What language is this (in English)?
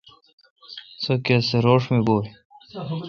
Kalkoti